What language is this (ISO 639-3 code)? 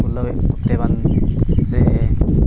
sat